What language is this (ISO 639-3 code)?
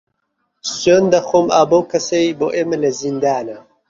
ckb